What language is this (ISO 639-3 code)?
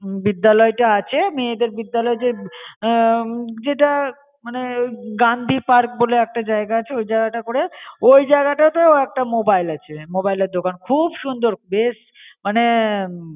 ben